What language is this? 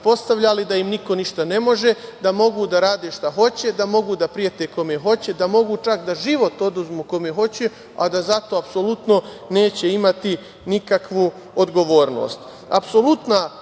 Serbian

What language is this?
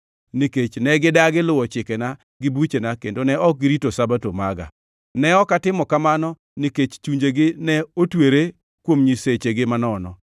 Luo (Kenya and Tanzania)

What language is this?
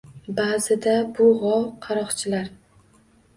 Uzbek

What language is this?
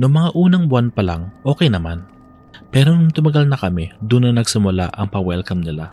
Filipino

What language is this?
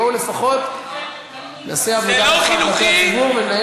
Hebrew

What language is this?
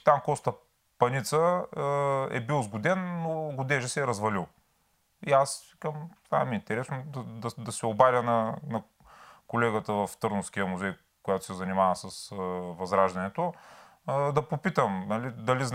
Bulgarian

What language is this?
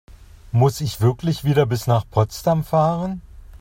German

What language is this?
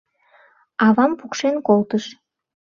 Mari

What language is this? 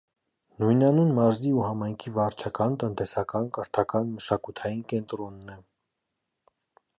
Armenian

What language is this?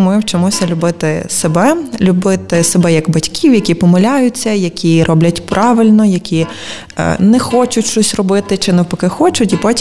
Ukrainian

